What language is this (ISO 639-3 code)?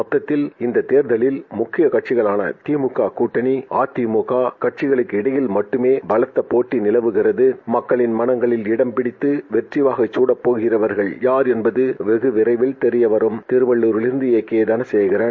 tam